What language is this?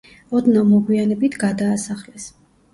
Georgian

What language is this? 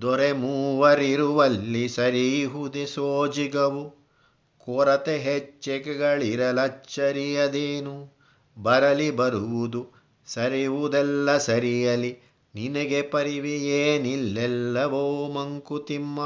Kannada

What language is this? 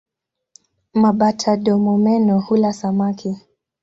Swahili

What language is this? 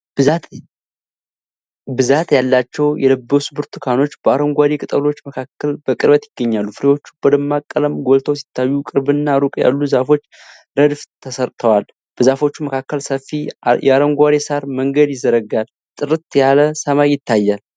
Amharic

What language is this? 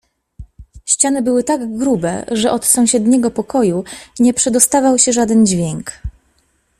Polish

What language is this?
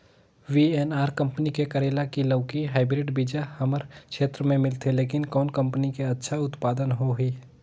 Chhattisgarhi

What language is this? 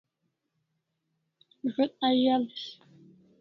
Kalasha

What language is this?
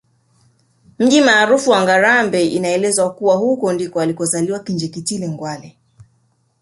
Swahili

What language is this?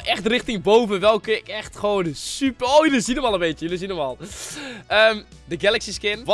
Dutch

